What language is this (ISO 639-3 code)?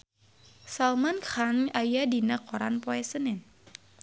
sun